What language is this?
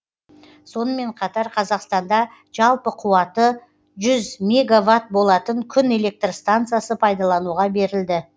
Kazakh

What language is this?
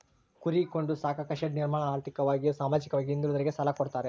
Kannada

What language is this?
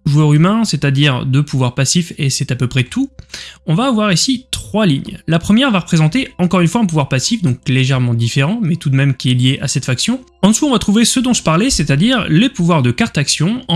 French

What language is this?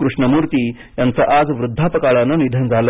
Marathi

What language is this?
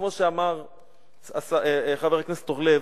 Hebrew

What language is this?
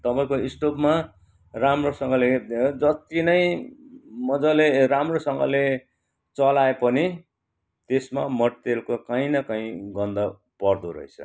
Nepali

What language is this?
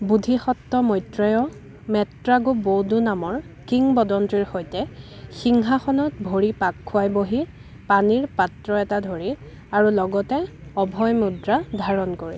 Assamese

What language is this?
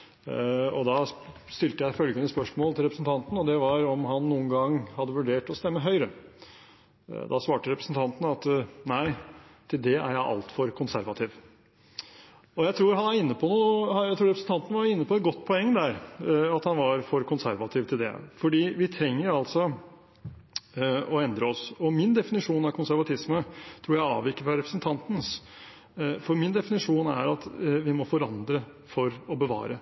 Norwegian Bokmål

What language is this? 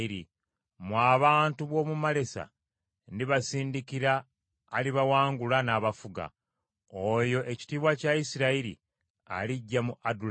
Ganda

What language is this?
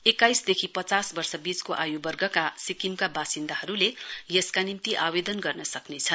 Nepali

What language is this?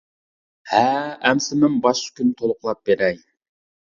Uyghur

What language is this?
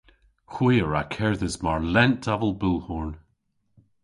Cornish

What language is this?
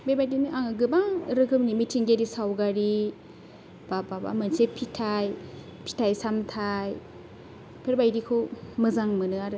Bodo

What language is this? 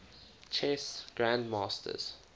English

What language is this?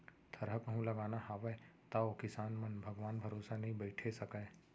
Chhattisgarhi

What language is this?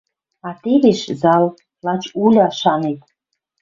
Western Mari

